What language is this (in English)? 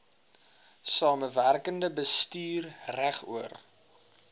Afrikaans